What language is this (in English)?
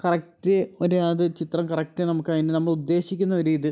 Malayalam